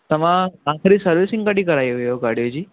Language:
Sindhi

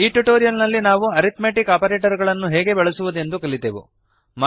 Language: Kannada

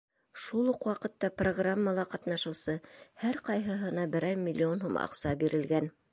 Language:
Bashkir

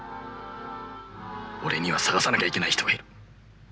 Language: Japanese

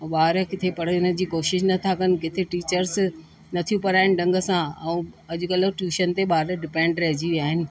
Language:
Sindhi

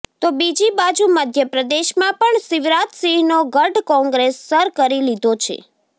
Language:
Gujarati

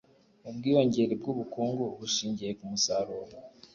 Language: Kinyarwanda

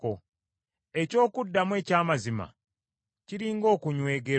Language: Ganda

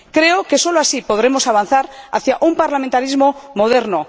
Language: Spanish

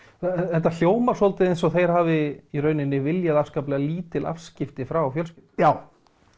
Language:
Icelandic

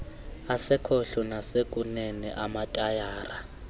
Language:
Xhosa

